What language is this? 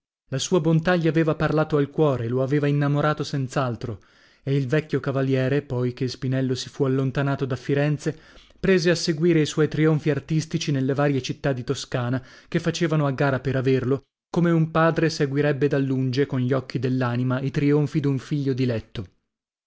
Italian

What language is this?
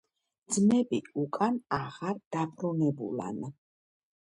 Georgian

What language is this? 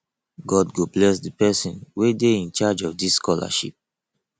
Nigerian Pidgin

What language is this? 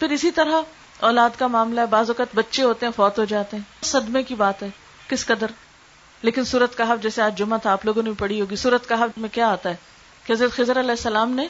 Urdu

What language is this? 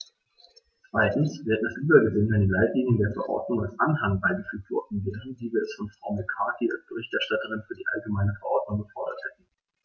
German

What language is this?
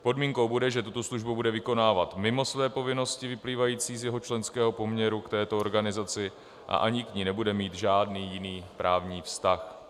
Czech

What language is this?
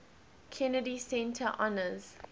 English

